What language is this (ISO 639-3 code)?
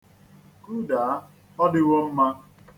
ibo